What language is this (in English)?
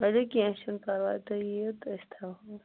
Kashmiri